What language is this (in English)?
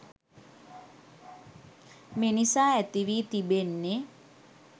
Sinhala